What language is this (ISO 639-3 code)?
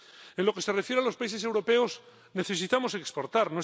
spa